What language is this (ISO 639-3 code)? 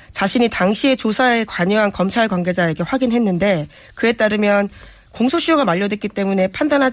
kor